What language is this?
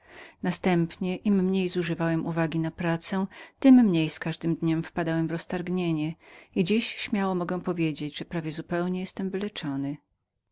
Polish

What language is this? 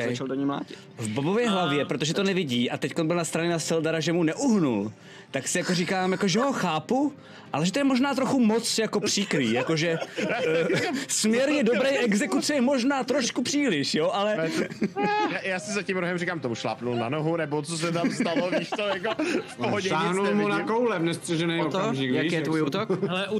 Czech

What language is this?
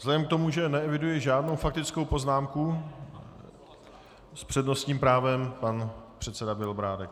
Czech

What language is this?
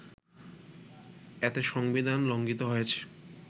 Bangla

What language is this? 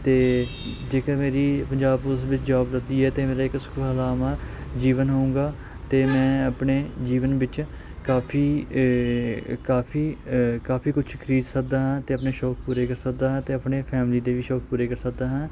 Punjabi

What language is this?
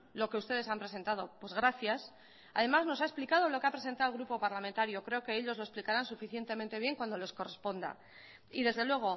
Spanish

